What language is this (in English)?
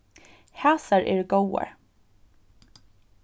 Faroese